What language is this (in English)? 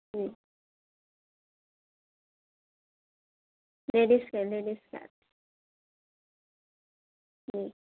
Urdu